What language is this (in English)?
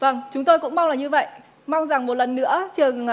Vietnamese